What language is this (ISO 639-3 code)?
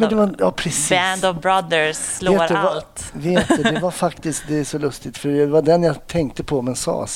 swe